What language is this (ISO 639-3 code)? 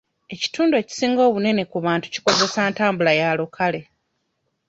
lug